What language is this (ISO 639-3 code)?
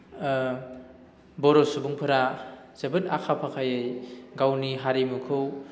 brx